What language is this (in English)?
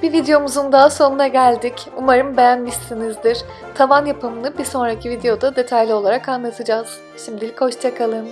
Turkish